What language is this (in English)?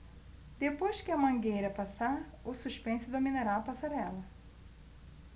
Portuguese